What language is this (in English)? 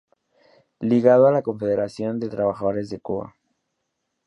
Spanish